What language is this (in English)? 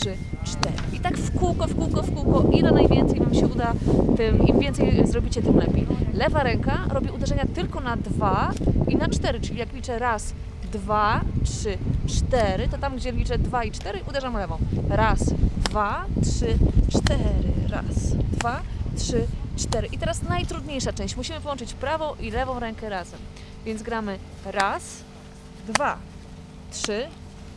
Polish